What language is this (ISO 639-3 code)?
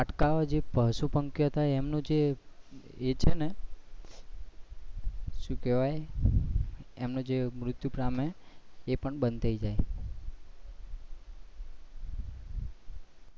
guj